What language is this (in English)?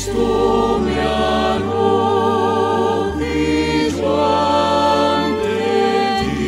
Spanish